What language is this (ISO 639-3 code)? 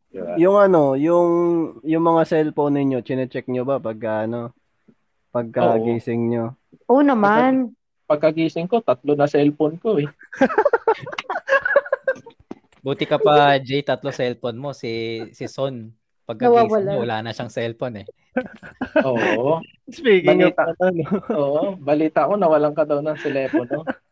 fil